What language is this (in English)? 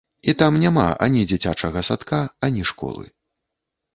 Belarusian